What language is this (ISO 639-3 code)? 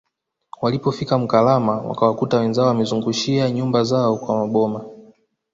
swa